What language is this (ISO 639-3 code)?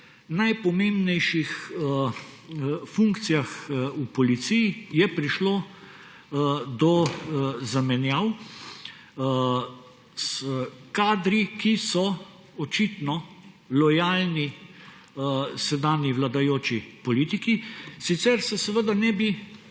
slv